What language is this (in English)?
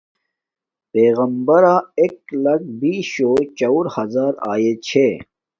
Domaaki